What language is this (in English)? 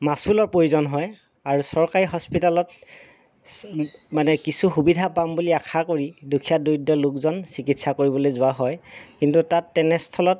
Assamese